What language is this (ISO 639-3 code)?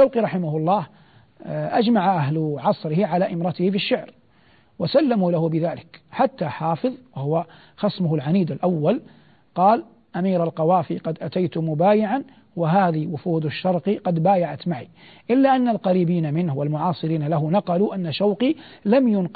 ara